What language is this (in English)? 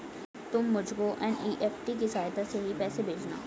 Hindi